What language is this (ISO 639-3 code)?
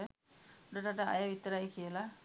sin